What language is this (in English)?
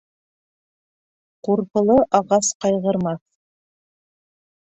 Bashkir